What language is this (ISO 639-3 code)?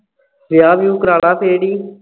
pan